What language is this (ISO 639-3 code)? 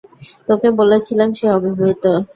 ben